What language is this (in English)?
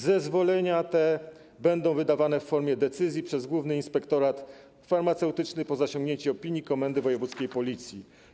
Polish